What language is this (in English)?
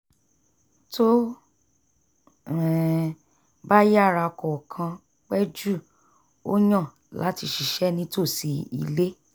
Yoruba